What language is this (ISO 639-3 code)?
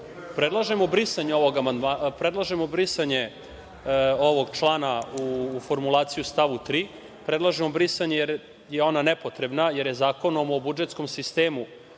srp